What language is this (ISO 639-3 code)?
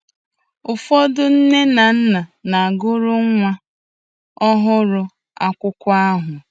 ibo